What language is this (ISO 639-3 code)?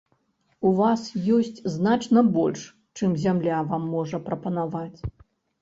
bel